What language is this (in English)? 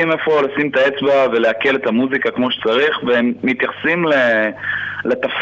Hebrew